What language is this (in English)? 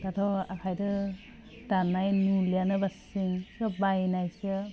Bodo